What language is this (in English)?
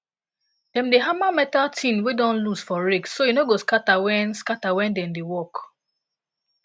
Nigerian Pidgin